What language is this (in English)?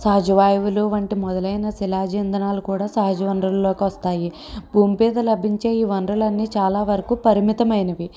Telugu